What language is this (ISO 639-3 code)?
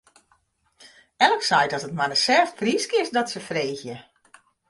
fry